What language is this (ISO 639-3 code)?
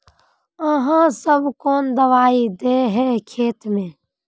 mag